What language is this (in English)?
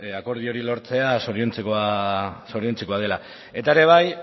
Basque